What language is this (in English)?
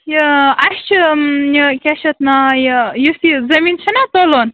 Kashmiri